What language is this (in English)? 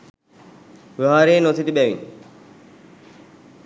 Sinhala